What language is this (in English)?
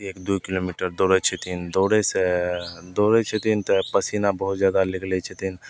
Maithili